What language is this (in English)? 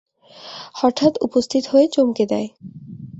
Bangla